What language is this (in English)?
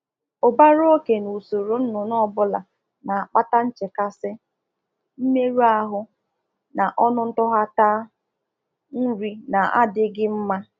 Igbo